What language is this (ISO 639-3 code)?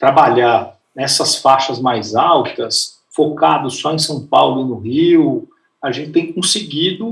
por